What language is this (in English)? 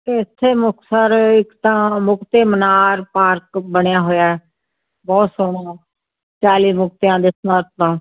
Punjabi